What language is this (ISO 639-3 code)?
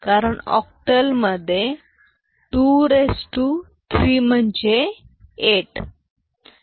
mar